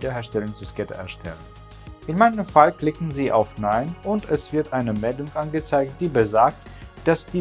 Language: German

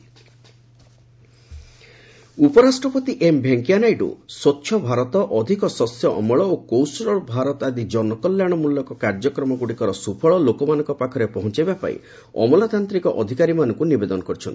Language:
Odia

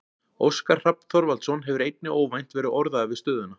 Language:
Icelandic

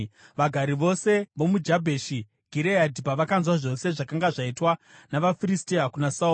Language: Shona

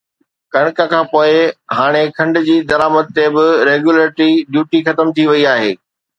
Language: Sindhi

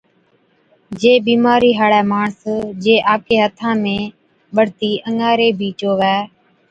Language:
Od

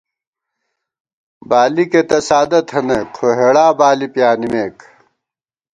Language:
Gawar-Bati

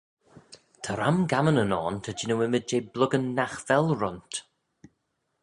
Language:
Manx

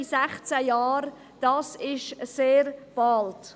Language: Swiss German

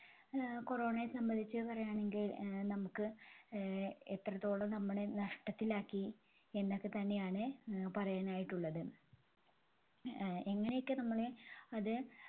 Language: Malayalam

